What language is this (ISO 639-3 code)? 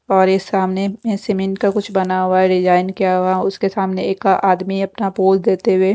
hin